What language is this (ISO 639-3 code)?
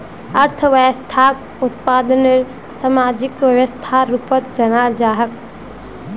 mag